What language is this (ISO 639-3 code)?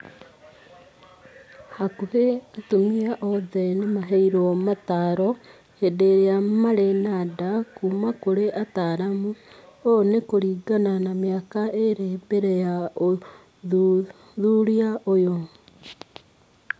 kik